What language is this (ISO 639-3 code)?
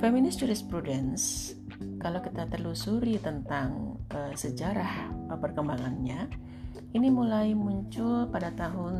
ind